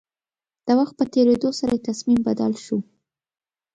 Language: Pashto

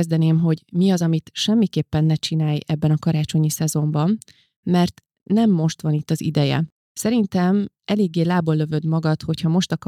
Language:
Hungarian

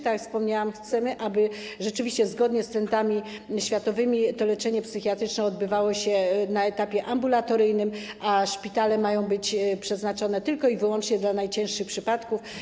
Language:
Polish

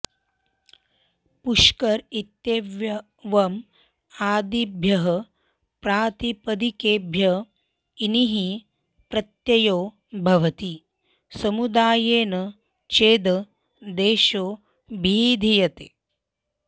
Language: Sanskrit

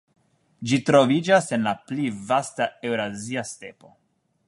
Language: Esperanto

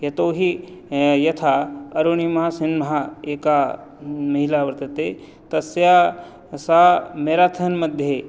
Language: Sanskrit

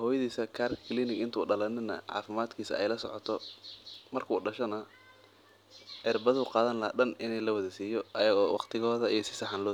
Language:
Somali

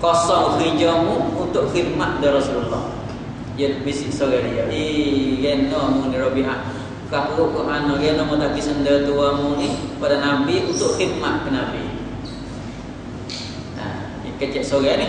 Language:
Malay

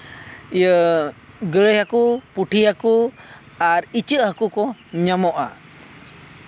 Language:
Santali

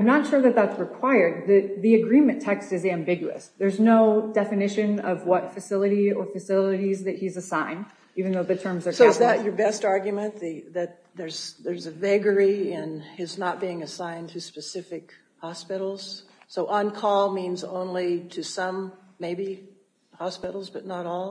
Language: English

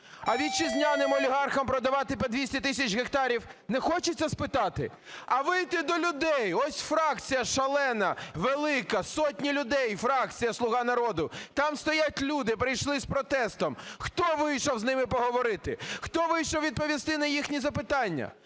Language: Ukrainian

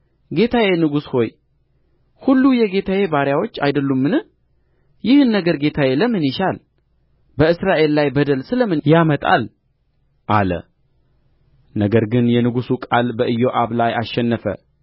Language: Amharic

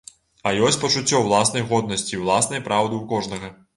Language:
Belarusian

